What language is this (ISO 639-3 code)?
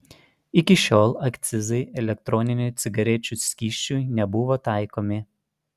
lit